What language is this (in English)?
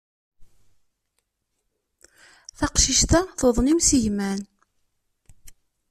Kabyle